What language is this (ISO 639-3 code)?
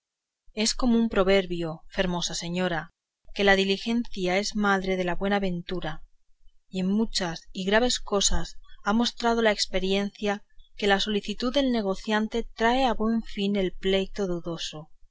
spa